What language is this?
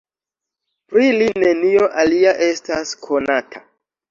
Esperanto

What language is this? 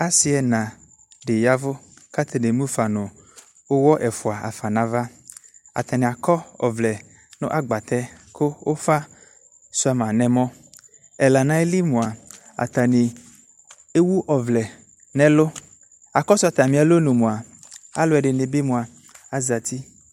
Ikposo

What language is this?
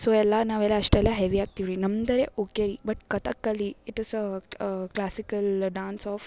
Kannada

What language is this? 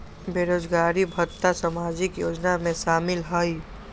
Magahi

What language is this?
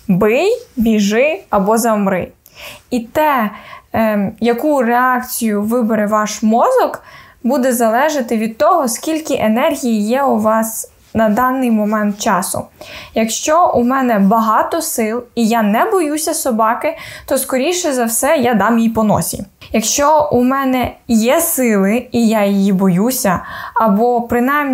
Ukrainian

